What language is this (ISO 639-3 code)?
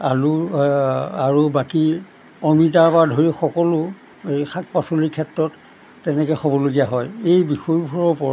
asm